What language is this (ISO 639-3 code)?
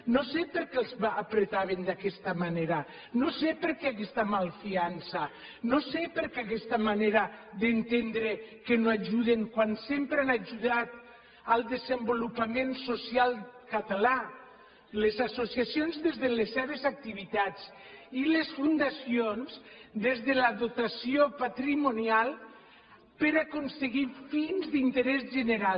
cat